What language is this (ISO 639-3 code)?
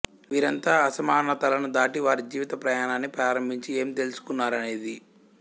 tel